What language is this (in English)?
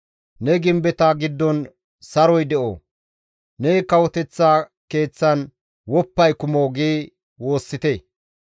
Gamo